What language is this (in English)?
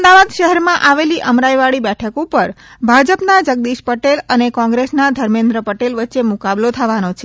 Gujarati